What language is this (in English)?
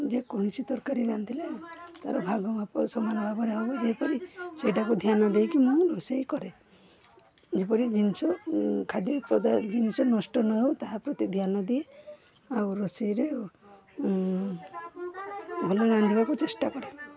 Odia